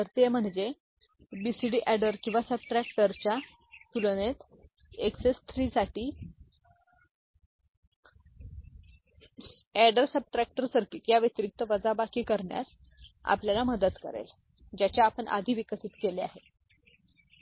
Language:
Marathi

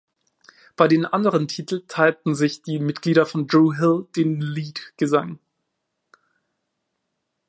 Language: German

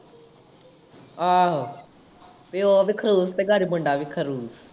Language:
Punjabi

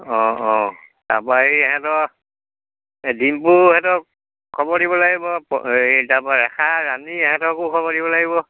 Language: Assamese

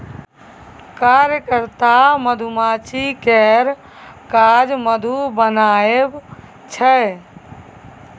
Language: Maithili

